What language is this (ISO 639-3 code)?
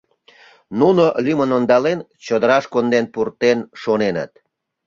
chm